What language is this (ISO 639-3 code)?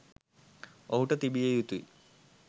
sin